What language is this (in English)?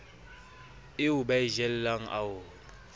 Southern Sotho